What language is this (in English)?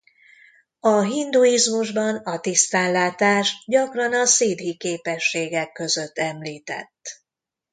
Hungarian